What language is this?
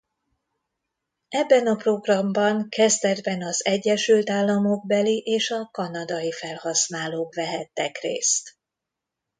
Hungarian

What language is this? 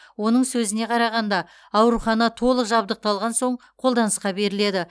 Kazakh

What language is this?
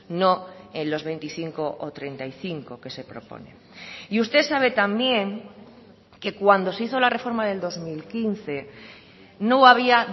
Spanish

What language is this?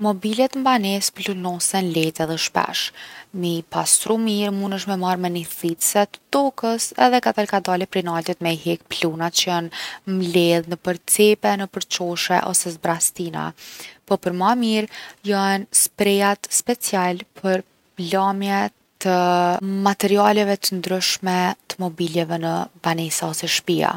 Gheg Albanian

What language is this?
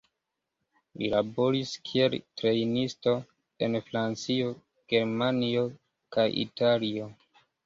Esperanto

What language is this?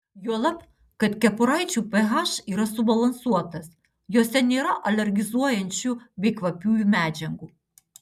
Lithuanian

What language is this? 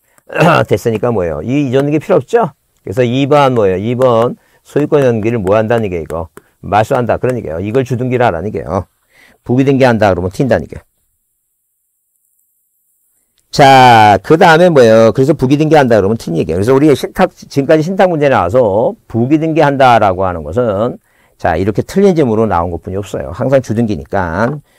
Korean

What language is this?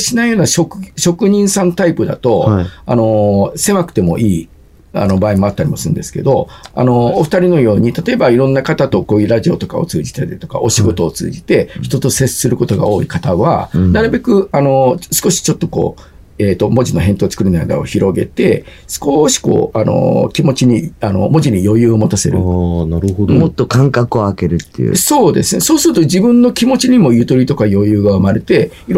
Japanese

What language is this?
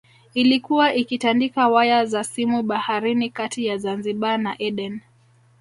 Swahili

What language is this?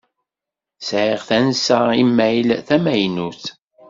Kabyle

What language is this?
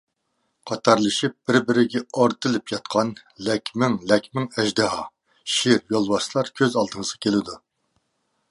Uyghur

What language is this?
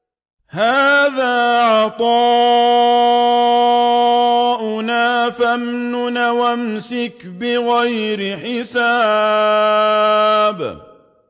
Arabic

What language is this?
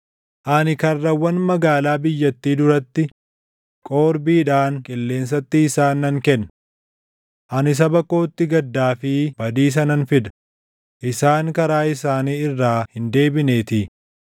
Oromo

